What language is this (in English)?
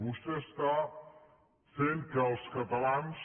Catalan